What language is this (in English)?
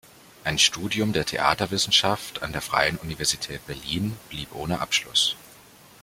German